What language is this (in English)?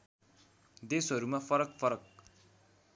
Nepali